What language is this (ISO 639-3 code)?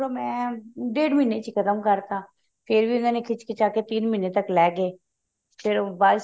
pan